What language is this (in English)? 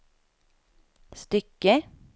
Swedish